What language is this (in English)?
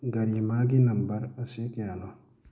Manipuri